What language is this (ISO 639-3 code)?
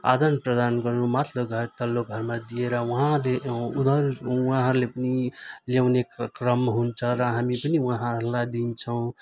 nep